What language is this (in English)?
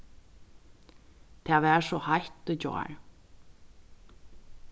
Faroese